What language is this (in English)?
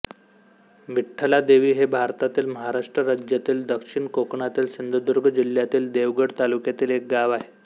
Marathi